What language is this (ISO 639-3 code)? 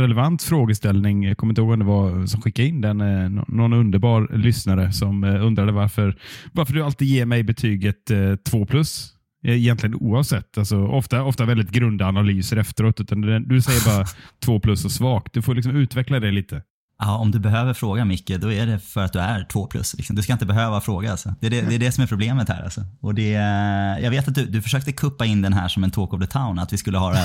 swe